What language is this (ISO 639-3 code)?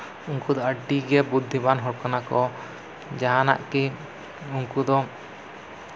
sat